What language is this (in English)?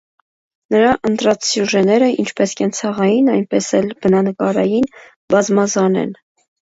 Armenian